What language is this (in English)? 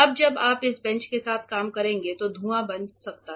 Hindi